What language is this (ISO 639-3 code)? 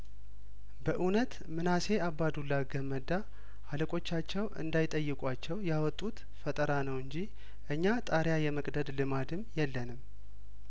amh